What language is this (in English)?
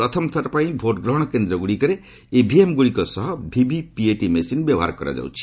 Odia